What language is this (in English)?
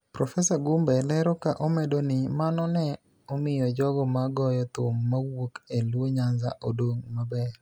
Luo (Kenya and Tanzania)